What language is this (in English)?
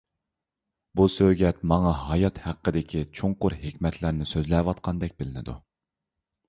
Uyghur